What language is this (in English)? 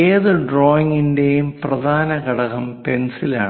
Malayalam